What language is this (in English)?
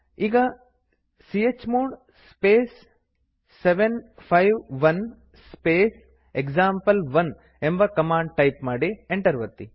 Kannada